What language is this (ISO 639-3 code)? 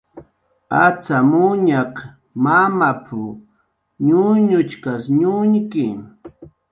jqr